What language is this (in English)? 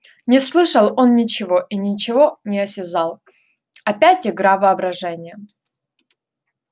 Russian